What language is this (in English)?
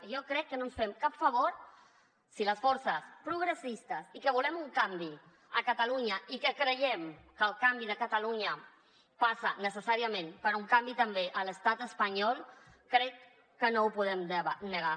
Catalan